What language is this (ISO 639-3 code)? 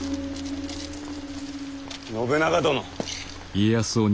jpn